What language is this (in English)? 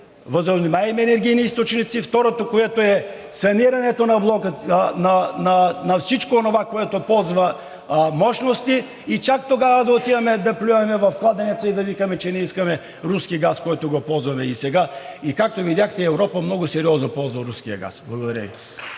Bulgarian